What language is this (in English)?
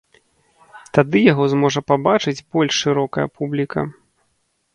Belarusian